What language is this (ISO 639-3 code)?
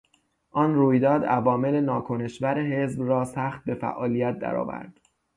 fas